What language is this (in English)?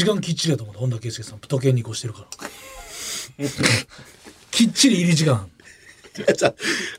Japanese